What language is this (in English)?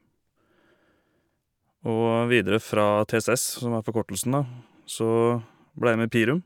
Norwegian